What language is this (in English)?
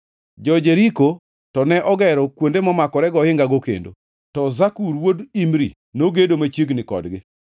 Luo (Kenya and Tanzania)